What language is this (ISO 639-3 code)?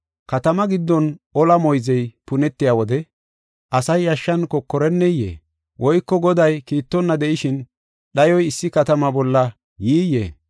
gof